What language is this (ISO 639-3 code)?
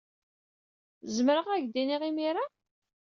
kab